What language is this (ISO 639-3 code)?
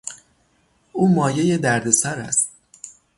fas